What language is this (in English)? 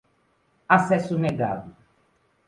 Portuguese